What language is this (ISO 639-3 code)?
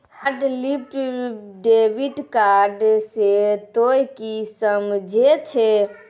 mai